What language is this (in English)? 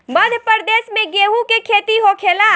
Bhojpuri